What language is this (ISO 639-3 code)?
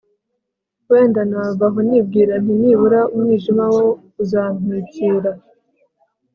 kin